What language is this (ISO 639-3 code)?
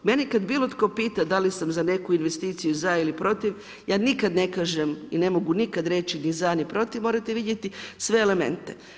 hrv